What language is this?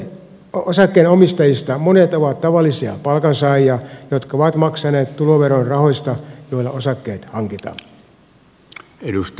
Finnish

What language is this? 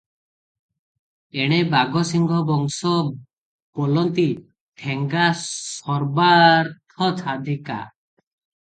Odia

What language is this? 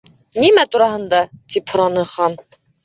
Bashkir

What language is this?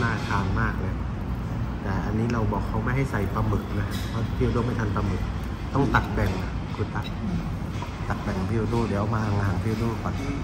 Thai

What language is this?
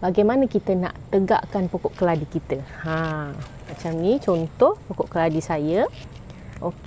Malay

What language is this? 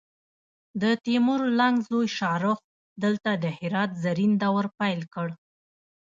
Pashto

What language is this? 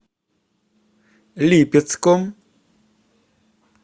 Russian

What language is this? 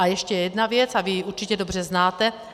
Czech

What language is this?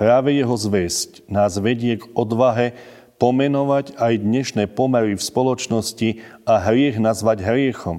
Slovak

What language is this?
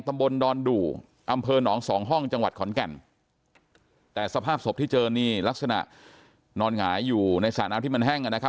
Thai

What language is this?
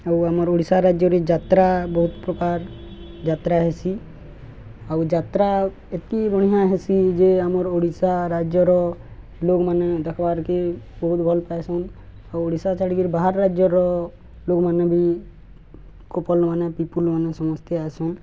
Odia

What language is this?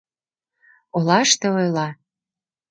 Mari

